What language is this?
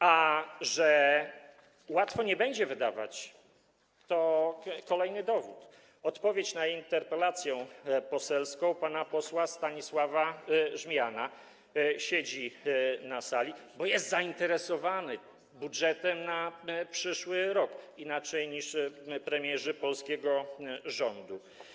Polish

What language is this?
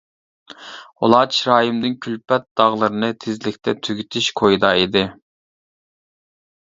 Uyghur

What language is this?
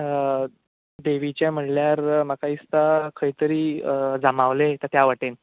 Konkani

